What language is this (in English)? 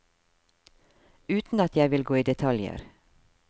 Norwegian